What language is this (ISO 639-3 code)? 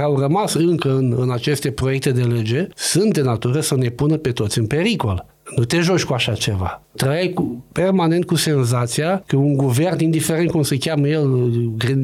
ron